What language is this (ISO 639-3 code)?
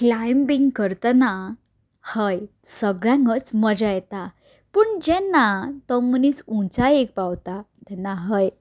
kok